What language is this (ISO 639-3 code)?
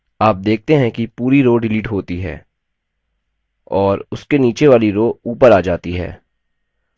hin